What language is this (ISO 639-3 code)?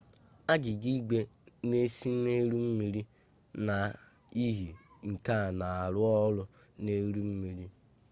ibo